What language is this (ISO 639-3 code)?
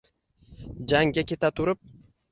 uzb